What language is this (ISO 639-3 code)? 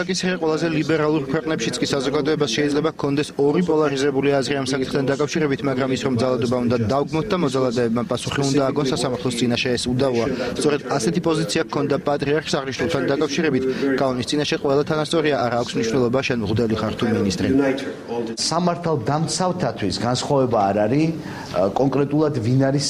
ron